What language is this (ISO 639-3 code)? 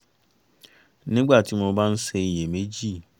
yor